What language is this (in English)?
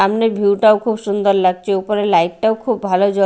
Bangla